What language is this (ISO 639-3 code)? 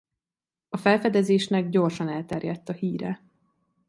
hun